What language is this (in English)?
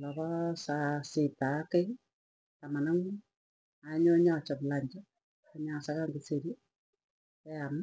Tugen